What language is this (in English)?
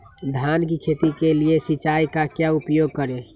Magahi